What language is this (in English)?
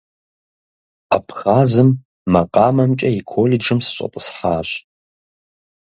Kabardian